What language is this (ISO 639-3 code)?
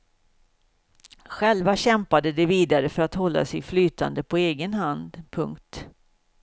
swe